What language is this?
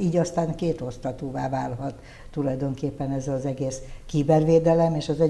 Hungarian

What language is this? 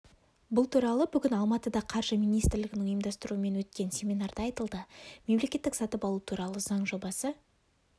Kazakh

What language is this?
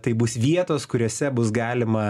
Lithuanian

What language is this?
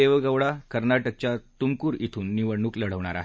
Marathi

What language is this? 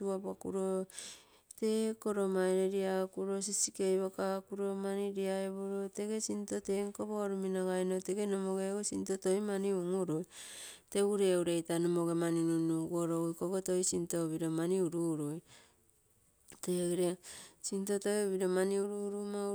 Terei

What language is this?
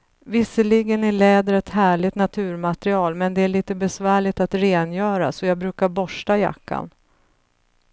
Swedish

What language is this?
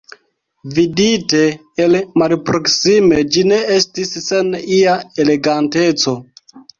Esperanto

